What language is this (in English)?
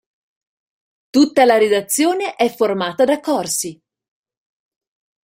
Italian